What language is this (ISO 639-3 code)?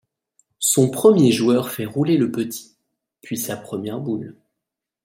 fra